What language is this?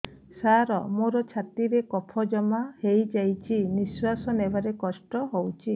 Odia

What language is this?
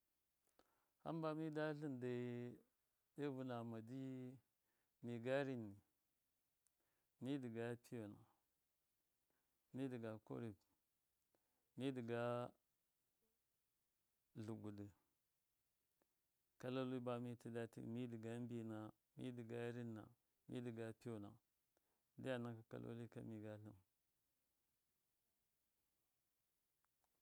Miya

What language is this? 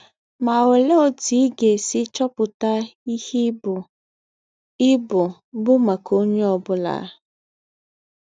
Igbo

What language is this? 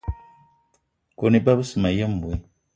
Eton (Cameroon)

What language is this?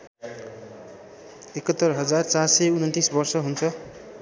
Nepali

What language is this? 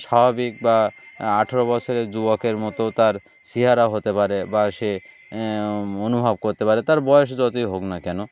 Bangla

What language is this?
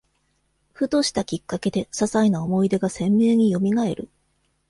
Japanese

